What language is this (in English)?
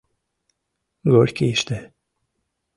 Mari